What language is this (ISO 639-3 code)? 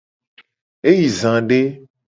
gej